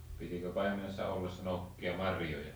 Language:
Finnish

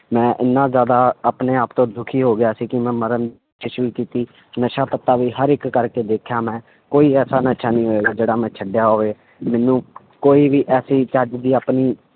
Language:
Punjabi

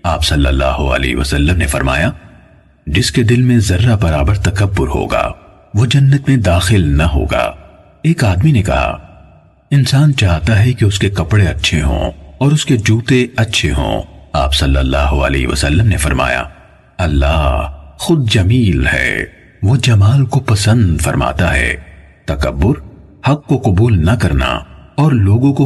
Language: Urdu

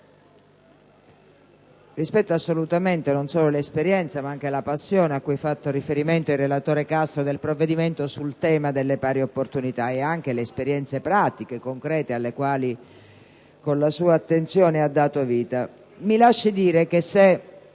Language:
Italian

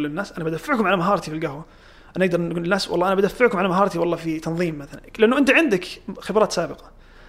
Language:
Arabic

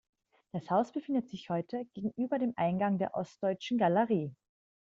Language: German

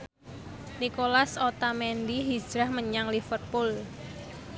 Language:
Javanese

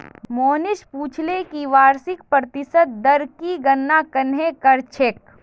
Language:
Magahi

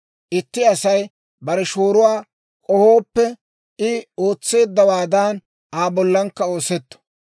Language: Dawro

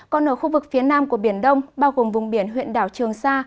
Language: Vietnamese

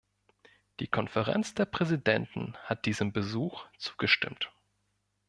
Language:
German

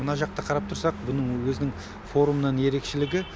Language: Kazakh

